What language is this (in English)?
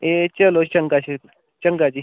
Dogri